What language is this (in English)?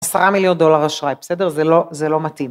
Hebrew